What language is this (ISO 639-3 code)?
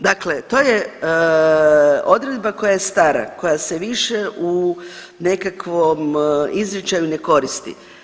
hrv